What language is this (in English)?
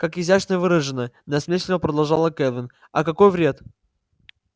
Russian